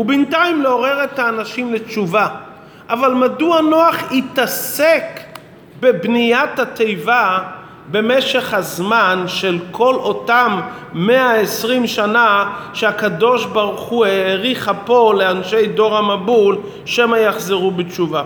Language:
Hebrew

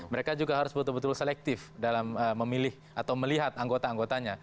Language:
Indonesian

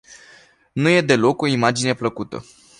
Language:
Romanian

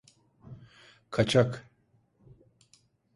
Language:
Turkish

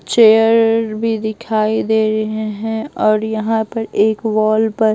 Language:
Hindi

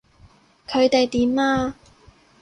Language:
Cantonese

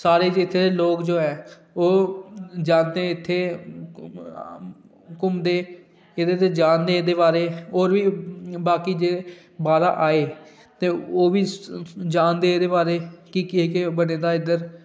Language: Dogri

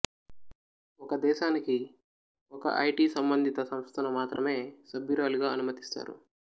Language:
Telugu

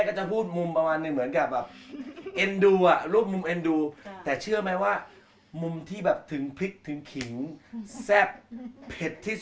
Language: Thai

